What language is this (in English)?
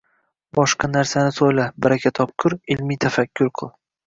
Uzbek